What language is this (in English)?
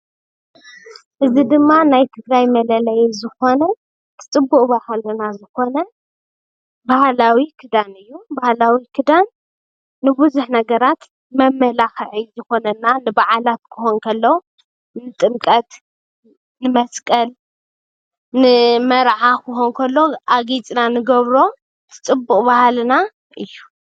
Tigrinya